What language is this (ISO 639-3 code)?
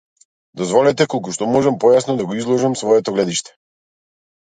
mkd